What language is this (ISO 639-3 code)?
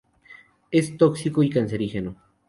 spa